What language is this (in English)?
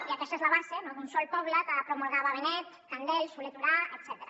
Catalan